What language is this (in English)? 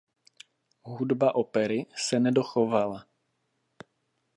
Czech